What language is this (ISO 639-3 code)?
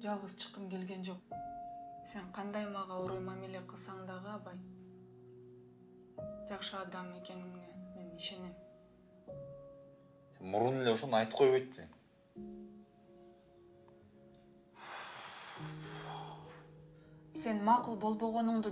rus